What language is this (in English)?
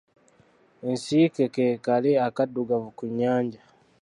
Ganda